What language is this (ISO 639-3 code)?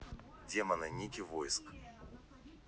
rus